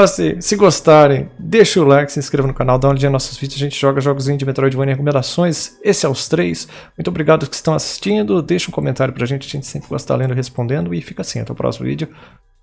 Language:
Portuguese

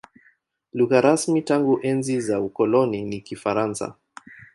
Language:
Swahili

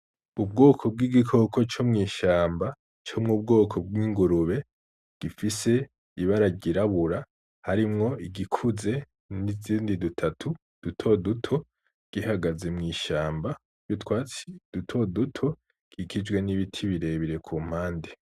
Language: Rundi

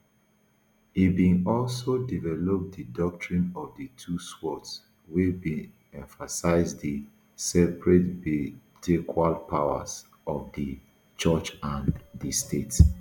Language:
Nigerian Pidgin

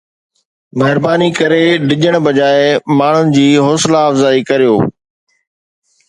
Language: Sindhi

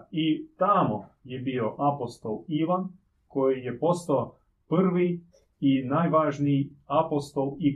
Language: Croatian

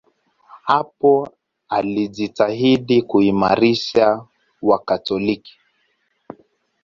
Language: Swahili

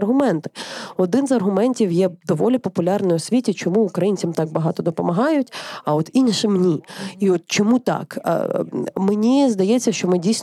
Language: Ukrainian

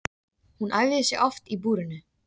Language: Icelandic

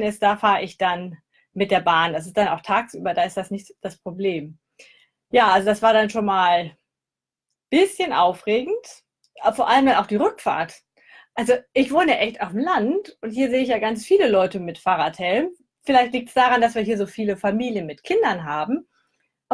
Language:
German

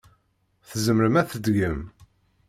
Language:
Kabyle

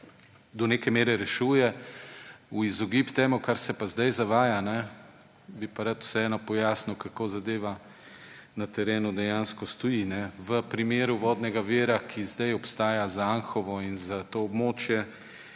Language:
Slovenian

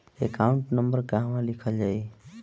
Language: Bhojpuri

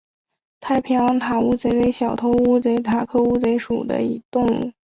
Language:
Chinese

